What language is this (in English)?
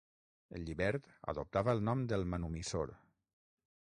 Catalan